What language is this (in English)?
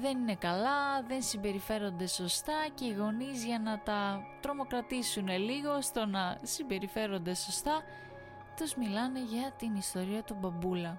Greek